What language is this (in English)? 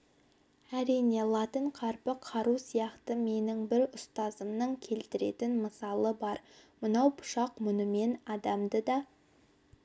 Kazakh